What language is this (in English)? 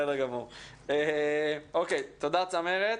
Hebrew